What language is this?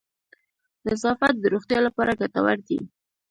Pashto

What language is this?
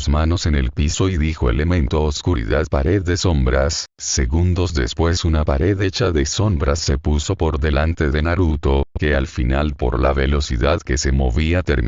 Spanish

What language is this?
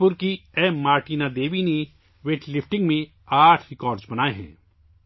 Urdu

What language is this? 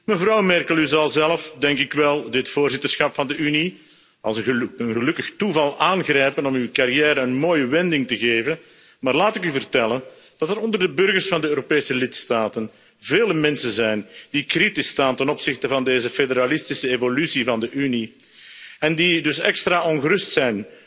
Dutch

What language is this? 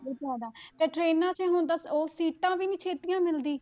Punjabi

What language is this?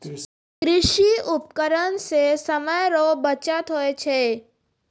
Maithili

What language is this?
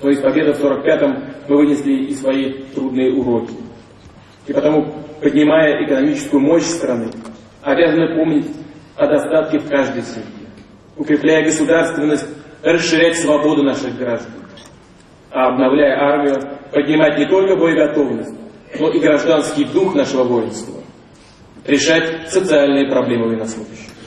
Russian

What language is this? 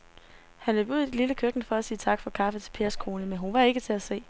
Danish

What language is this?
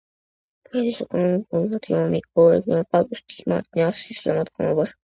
Georgian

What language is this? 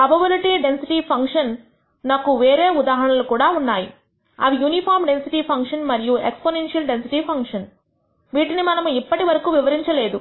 Telugu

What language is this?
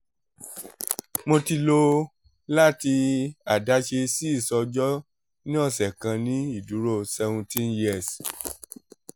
Yoruba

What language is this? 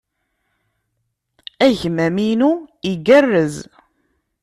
Kabyle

